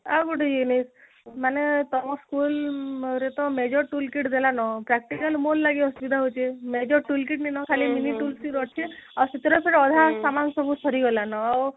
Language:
Odia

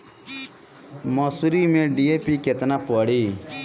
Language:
Bhojpuri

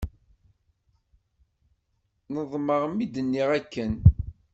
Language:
Kabyle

